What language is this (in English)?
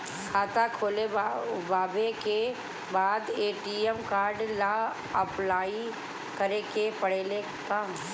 Bhojpuri